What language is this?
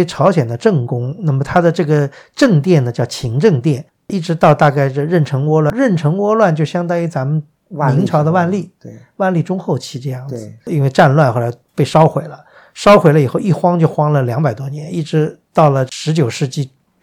Chinese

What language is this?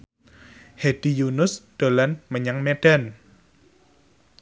Javanese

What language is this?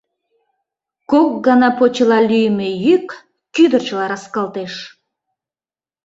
Mari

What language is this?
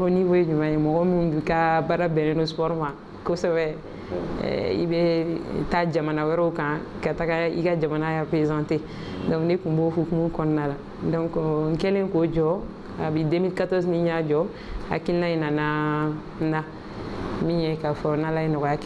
Romanian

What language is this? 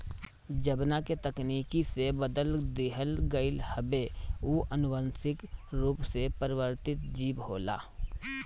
Bhojpuri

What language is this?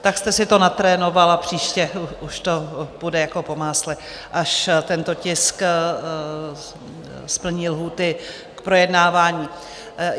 Czech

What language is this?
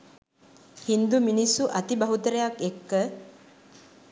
Sinhala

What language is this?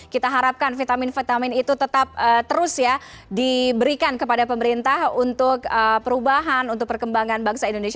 Indonesian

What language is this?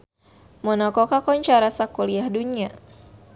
Sundanese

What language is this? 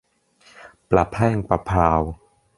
Thai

